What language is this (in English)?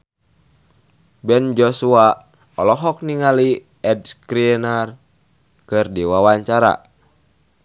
Sundanese